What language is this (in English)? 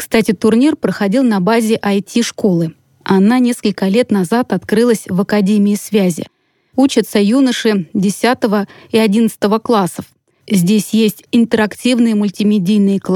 Russian